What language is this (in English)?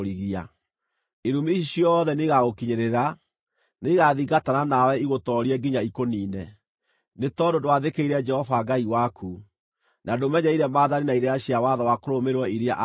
Kikuyu